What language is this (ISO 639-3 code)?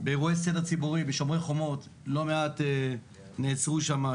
heb